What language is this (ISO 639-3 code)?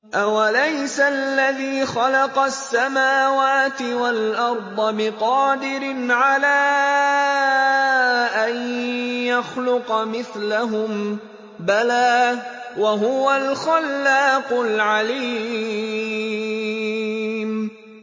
ara